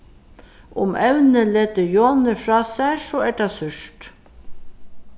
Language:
Faroese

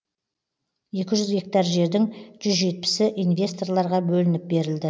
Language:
Kazakh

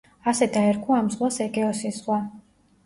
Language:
Georgian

